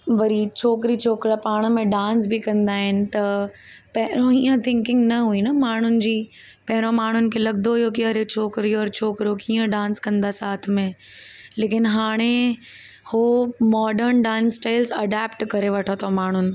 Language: Sindhi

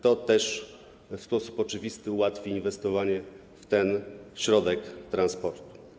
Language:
Polish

